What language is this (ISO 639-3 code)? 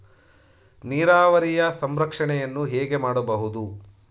kan